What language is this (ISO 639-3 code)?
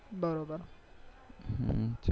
guj